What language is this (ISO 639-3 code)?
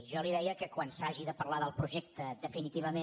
cat